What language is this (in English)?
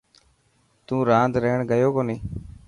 Dhatki